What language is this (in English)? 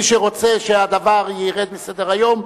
Hebrew